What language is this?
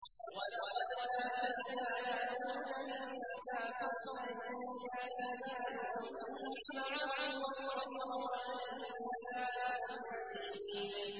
Arabic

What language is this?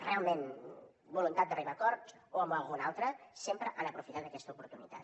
Catalan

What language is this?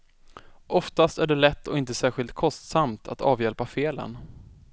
Swedish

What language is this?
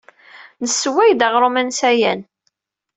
Kabyle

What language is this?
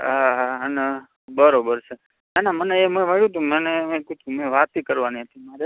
Gujarati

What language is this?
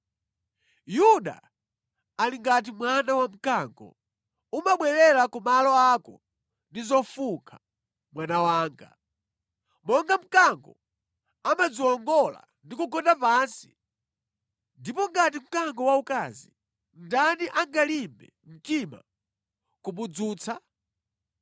Nyanja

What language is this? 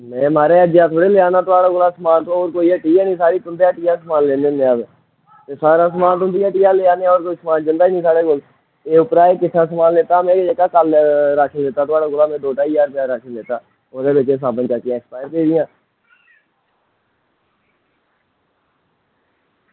Dogri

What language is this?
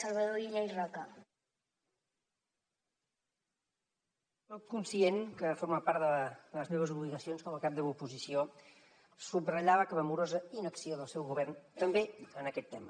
Catalan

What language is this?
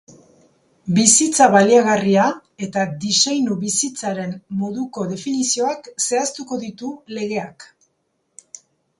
Basque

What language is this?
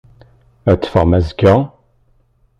Kabyle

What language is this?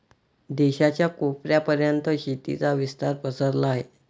Marathi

